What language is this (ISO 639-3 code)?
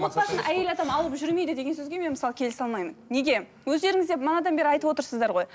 kaz